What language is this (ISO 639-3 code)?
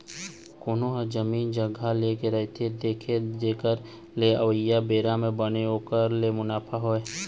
hne